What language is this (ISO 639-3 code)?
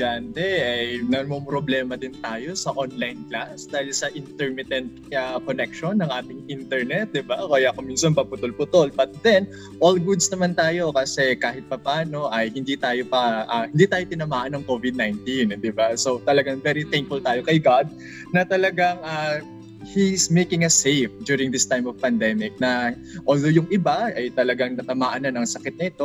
fil